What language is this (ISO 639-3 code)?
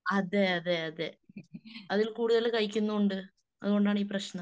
mal